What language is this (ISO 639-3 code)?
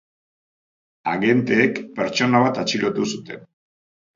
eus